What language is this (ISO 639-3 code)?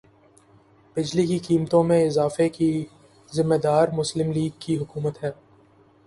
urd